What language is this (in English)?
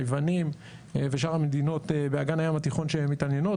Hebrew